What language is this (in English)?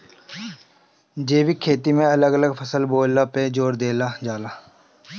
Bhojpuri